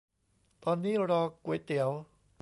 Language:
Thai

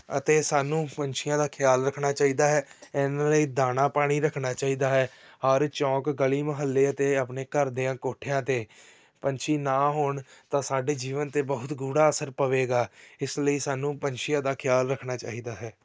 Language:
Punjabi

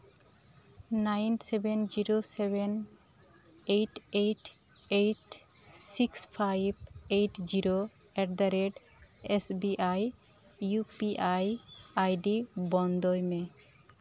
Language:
Santali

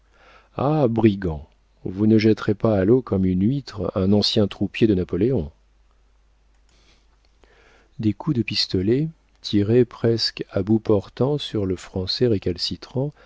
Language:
French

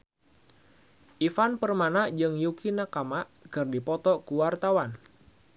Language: Sundanese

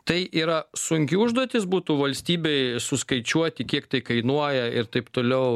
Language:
Lithuanian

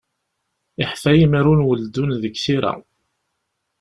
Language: Kabyle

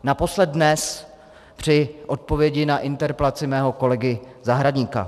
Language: Czech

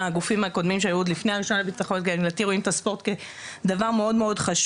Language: Hebrew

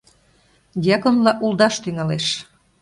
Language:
Mari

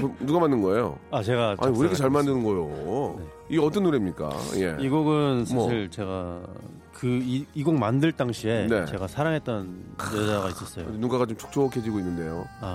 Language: Korean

